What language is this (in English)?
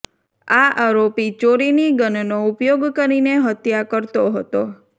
Gujarati